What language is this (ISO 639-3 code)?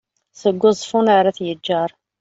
kab